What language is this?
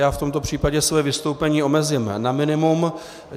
Czech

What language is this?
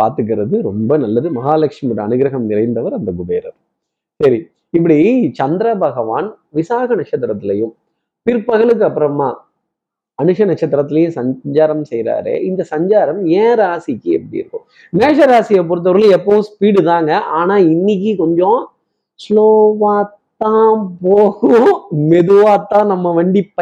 Tamil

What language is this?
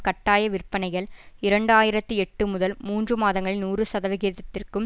Tamil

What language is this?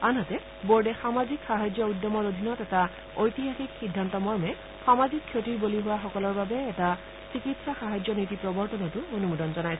Assamese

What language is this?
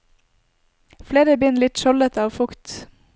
Norwegian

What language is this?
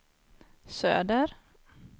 Swedish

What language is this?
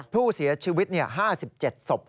Thai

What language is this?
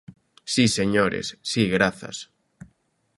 Galician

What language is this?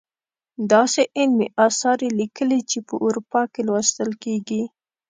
Pashto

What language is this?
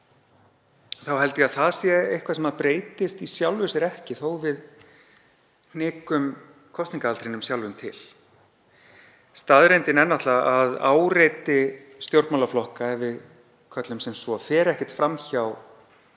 Icelandic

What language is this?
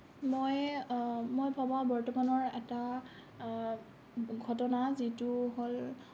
Assamese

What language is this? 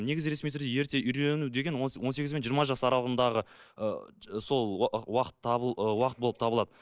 Kazakh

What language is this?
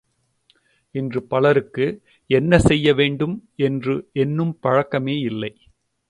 Tamil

